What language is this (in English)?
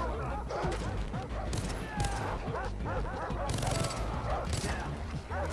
Russian